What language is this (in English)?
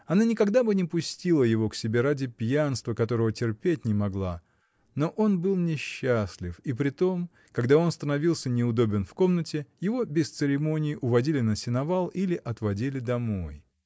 Russian